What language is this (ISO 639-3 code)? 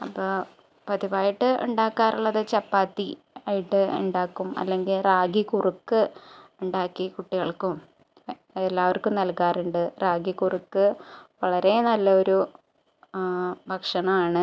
mal